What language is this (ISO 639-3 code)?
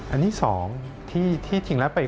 tha